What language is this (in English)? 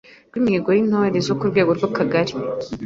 Kinyarwanda